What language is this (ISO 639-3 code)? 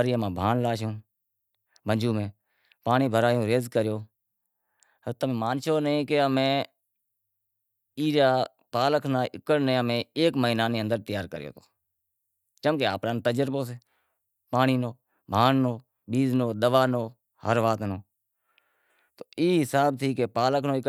kxp